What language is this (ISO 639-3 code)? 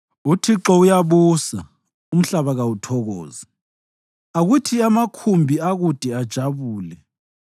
nde